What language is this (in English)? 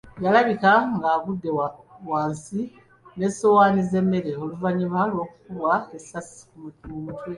Ganda